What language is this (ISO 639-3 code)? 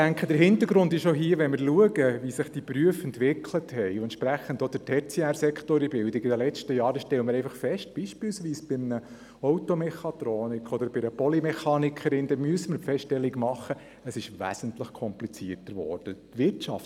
gsw